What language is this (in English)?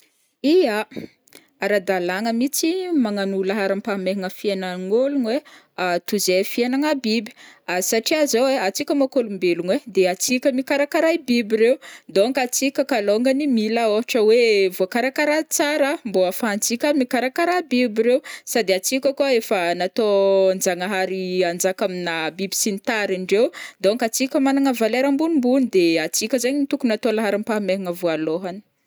Northern Betsimisaraka Malagasy